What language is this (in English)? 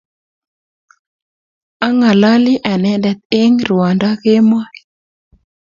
Kalenjin